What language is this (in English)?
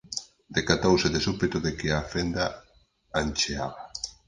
Galician